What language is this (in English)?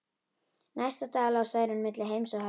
Icelandic